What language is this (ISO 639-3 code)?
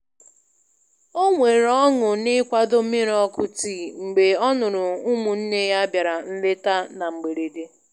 ibo